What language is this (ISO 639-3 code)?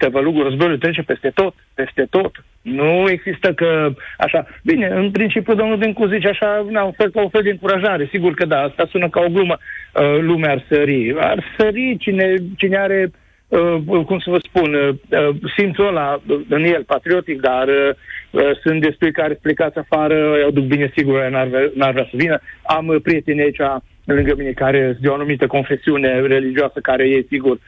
ron